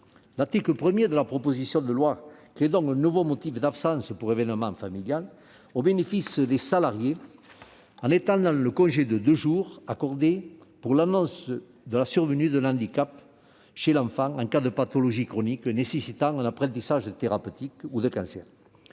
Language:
French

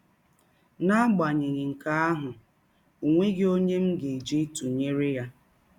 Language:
Igbo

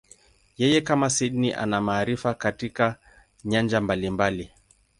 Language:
Swahili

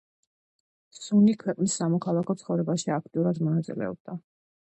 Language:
Georgian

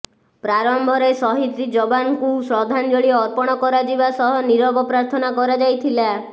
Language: Odia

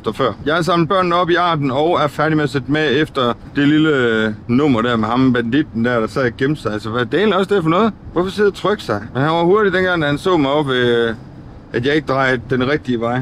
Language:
Danish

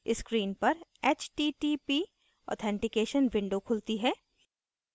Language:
Hindi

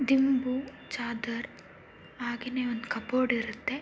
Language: Kannada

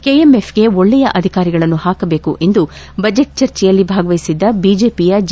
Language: Kannada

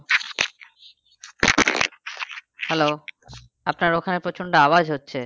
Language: Bangla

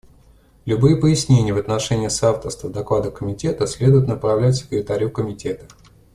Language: Russian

